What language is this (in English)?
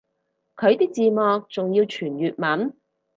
Cantonese